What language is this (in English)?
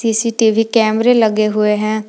Hindi